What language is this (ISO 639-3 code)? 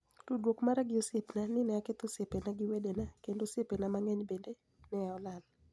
luo